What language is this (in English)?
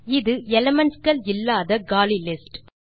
Tamil